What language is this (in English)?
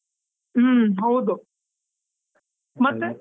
Kannada